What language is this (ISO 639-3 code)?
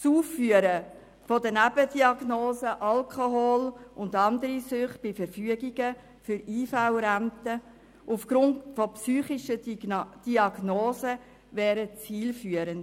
gsw